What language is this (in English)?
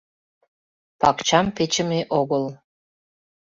Mari